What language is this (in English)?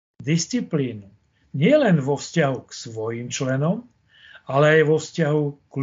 Slovak